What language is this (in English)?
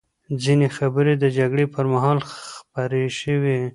Pashto